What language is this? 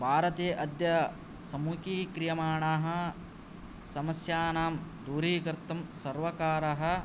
Sanskrit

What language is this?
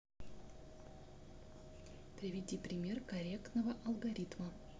Russian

